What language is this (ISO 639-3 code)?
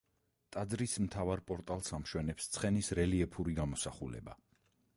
kat